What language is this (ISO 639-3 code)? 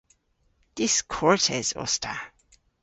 cor